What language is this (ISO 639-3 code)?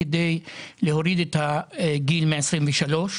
heb